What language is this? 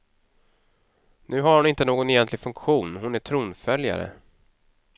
Swedish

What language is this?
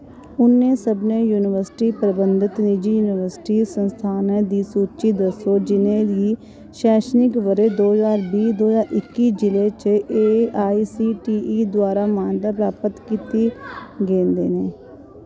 Dogri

